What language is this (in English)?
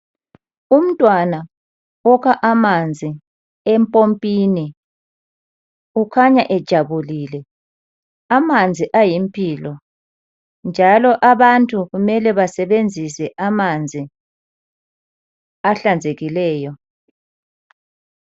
North Ndebele